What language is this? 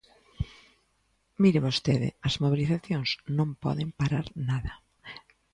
Galician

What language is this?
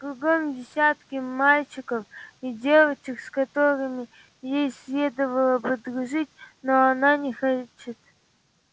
Russian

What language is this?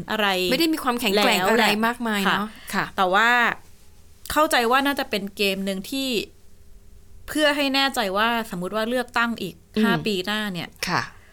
Thai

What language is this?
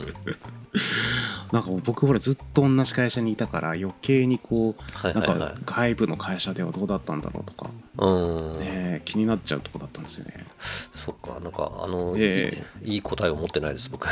Japanese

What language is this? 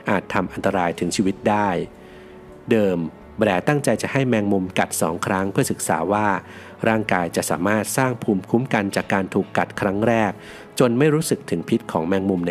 Thai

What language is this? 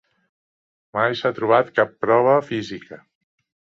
Catalan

